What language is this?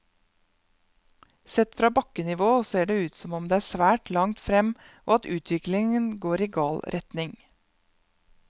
Norwegian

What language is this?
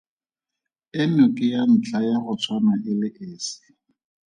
Tswana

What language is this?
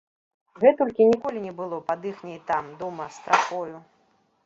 Belarusian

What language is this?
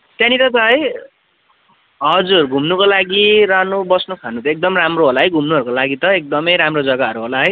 Nepali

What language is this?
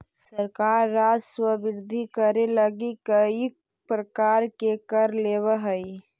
Magahi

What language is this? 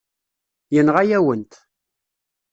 Kabyle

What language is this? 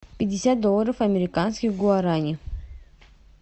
Russian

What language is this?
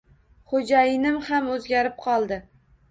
Uzbek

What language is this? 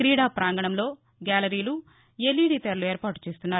Telugu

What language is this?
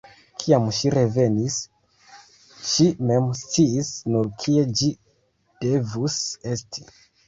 Esperanto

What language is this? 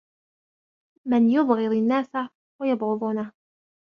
Arabic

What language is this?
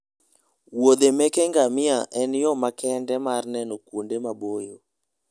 Luo (Kenya and Tanzania)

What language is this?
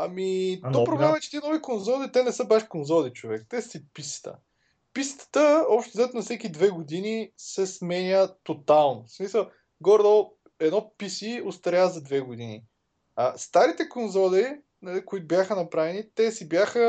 Bulgarian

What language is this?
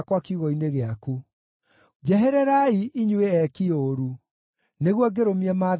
Kikuyu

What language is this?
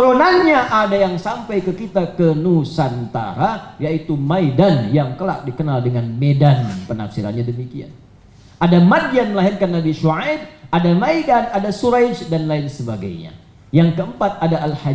Indonesian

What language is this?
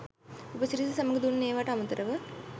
Sinhala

